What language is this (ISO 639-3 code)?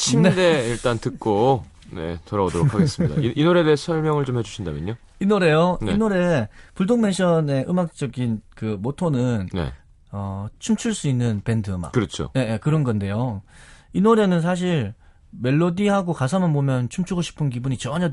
kor